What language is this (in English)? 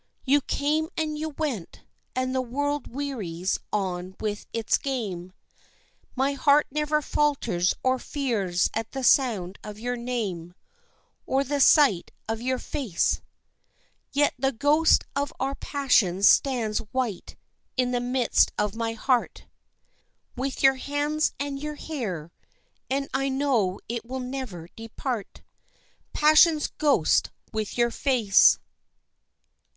English